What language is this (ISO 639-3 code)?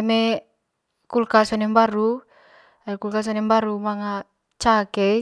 mqy